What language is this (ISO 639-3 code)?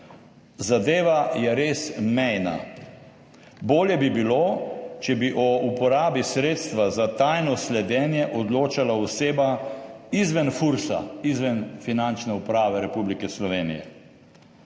slv